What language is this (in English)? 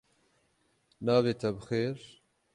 Kurdish